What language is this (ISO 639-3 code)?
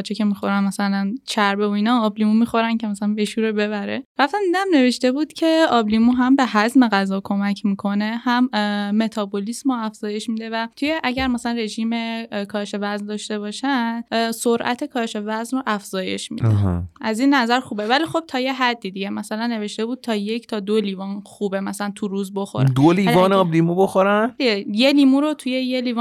fas